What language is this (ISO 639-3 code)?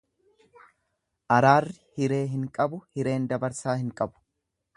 orm